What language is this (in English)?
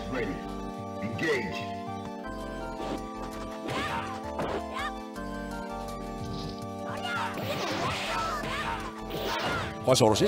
Japanese